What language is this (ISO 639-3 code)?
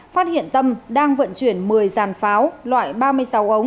vie